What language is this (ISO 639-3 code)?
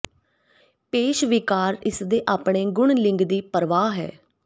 pan